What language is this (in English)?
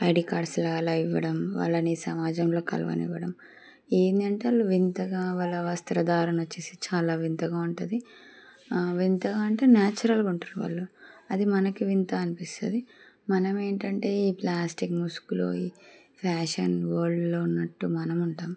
Telugu